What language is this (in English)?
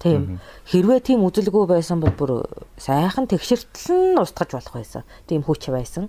Korean